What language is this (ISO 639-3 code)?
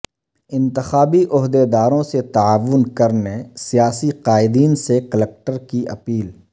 urd